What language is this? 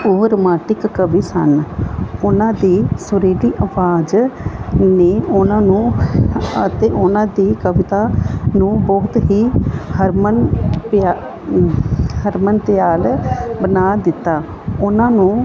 Punjabi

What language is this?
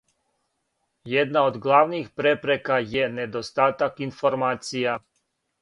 Serbian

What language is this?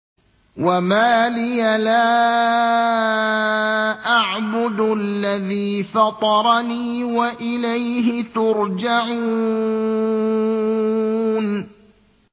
Arabic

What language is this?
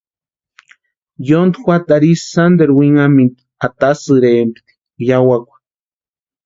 Western Highland Purepecha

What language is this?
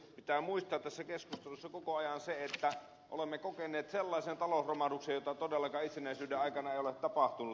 Finnish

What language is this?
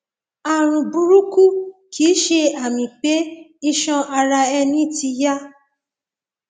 Yoruba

